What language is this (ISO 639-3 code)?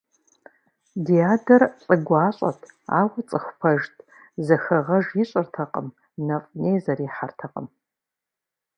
kbd